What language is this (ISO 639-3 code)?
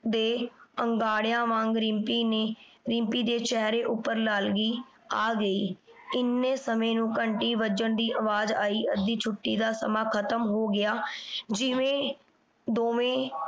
pan